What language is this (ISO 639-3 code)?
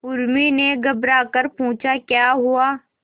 hin